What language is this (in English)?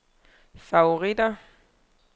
Danish